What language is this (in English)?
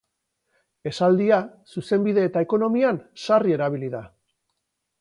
Basque